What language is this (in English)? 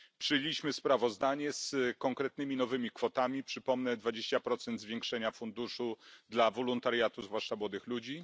Polish